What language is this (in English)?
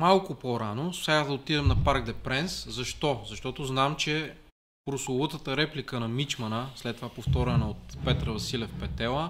Bulgarian